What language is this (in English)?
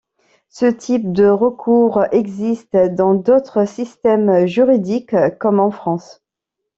French